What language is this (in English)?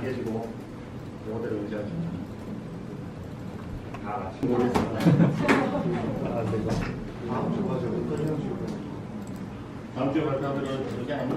Korean